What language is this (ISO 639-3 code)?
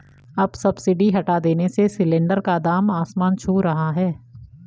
hin